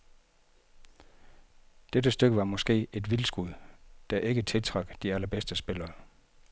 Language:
Danish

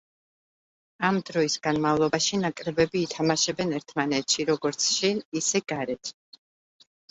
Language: Georgian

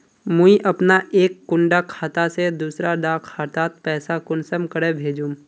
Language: Magahi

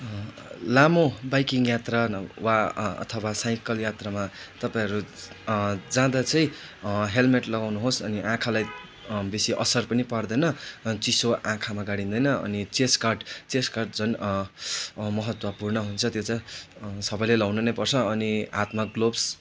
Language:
Nepali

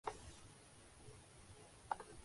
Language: Urdu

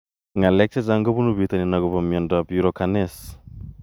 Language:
Kalenjin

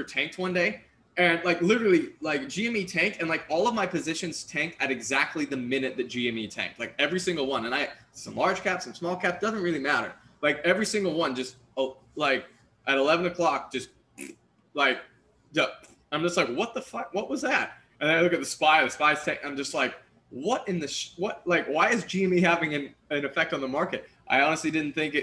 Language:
English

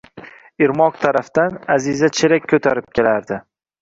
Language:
Uzbek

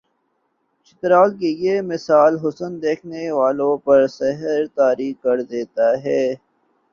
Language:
Urdu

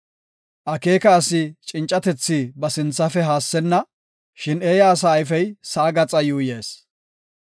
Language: Gofa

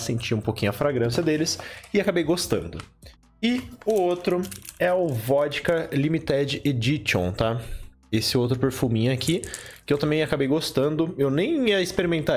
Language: Portuguese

